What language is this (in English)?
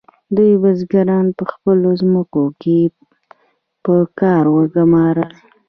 Pashto